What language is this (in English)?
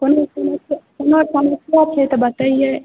Maithili